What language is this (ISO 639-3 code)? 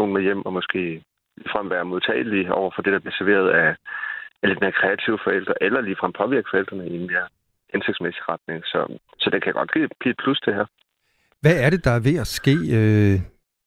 dan